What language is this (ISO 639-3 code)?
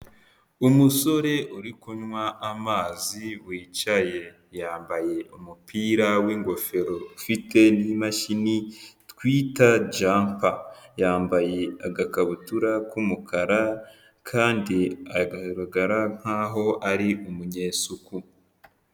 kin